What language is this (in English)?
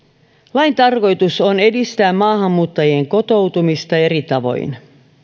Finnish